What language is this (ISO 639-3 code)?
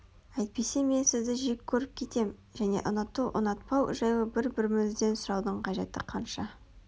kaz